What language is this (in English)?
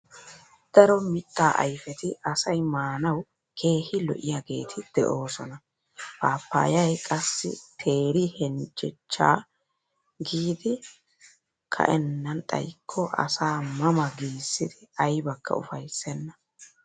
Wolaytta